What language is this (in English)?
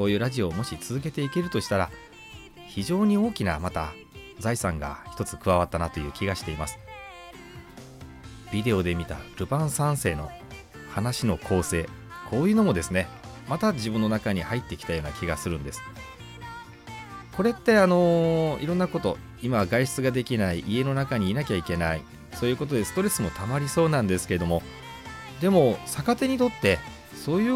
Japanese